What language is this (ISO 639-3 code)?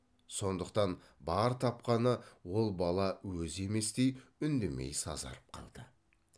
kaz